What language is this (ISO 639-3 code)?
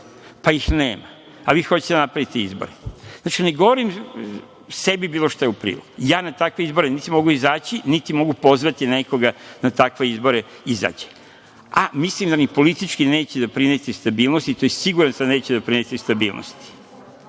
srp